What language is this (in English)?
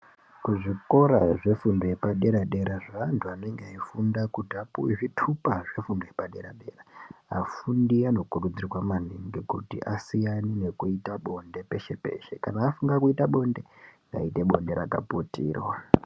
Ndau